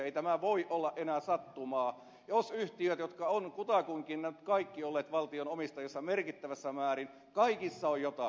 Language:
Finnish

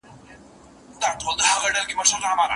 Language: Pashto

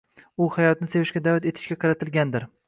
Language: Uzbek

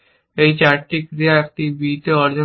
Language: Bangla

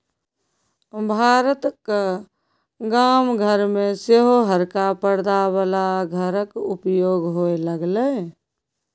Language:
Maithili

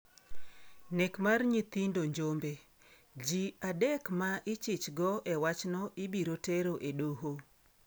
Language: Luo (Kenya and Tanzania)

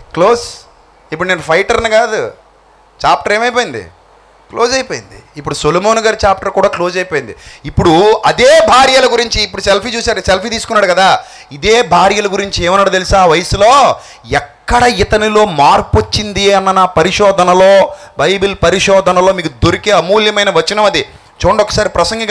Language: Telugu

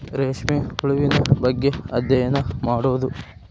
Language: Kannada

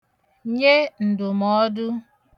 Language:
Igbo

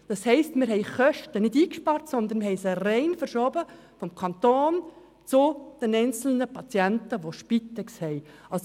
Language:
Swiss German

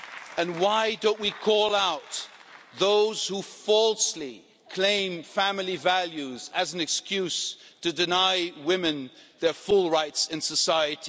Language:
English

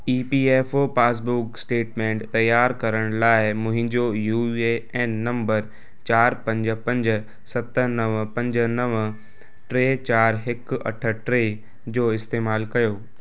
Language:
Sindhi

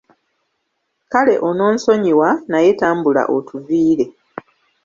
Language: Ganda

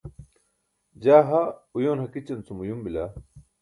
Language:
Burushaski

